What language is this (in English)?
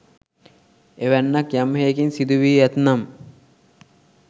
Sinhala